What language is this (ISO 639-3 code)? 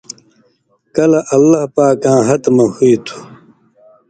mvy